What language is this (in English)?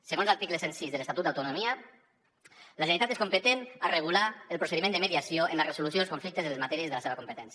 Catalan